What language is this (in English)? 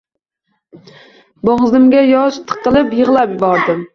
Uzbek